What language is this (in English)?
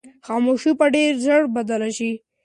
Pashto